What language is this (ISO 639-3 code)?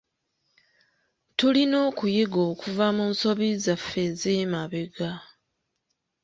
lug